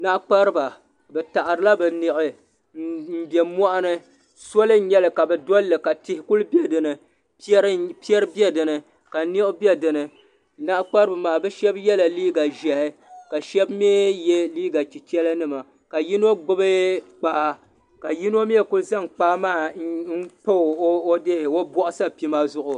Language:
Dagbani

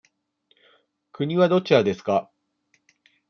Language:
Japanese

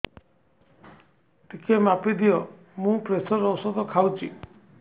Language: Odia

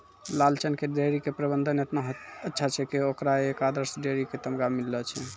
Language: Maithili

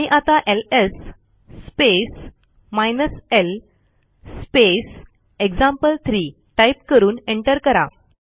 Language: Marathi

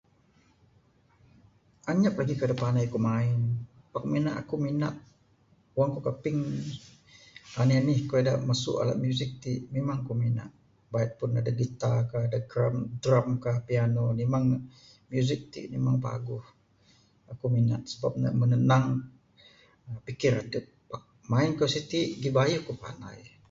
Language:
Bukar-Sadung Bidayuh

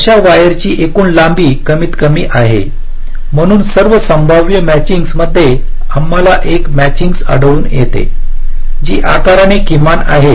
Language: Marathi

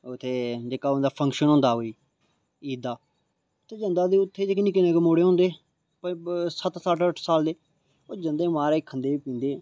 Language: Dogri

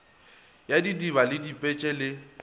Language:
Northern Sotho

